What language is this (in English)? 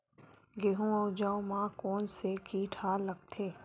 Chhattisgarhi